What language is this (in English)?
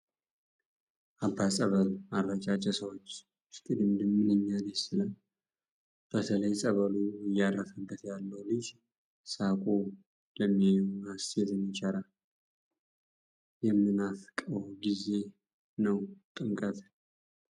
Amharic